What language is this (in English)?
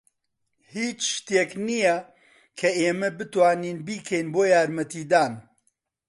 Central Kurdish